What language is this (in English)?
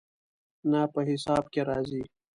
Pashto